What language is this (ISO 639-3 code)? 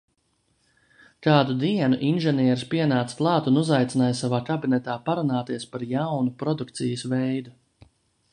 lav